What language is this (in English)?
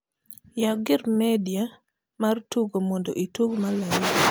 Luo (Kenya and Tanzania)